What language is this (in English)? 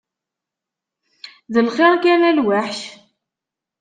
Kabyle